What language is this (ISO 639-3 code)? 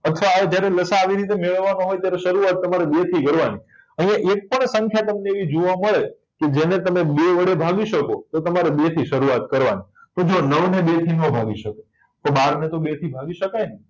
guj